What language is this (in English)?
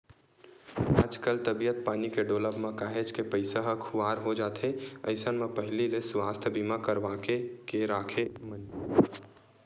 Chhattisgarhi